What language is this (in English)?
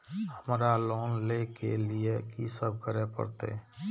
Maithili